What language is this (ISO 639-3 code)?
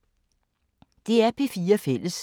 dan